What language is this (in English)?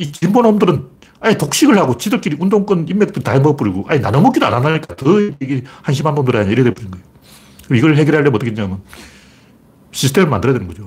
Korean